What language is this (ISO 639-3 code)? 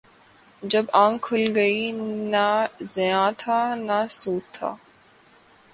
urd